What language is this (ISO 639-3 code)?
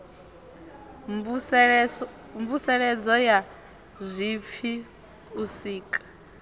ven